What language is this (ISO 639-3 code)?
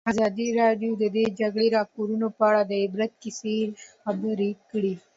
pus